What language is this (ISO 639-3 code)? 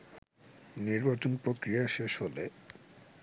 ben